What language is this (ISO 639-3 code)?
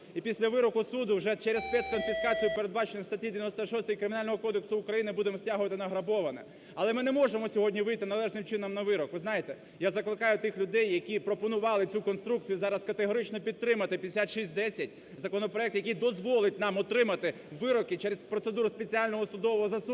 ukr